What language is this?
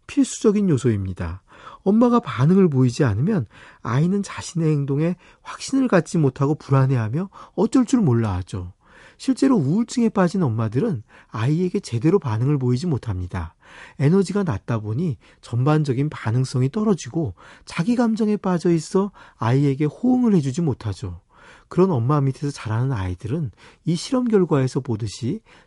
Korean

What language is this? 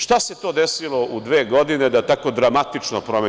Serbian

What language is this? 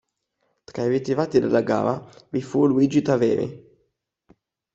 Italian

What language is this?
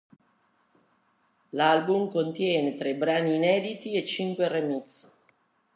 Italian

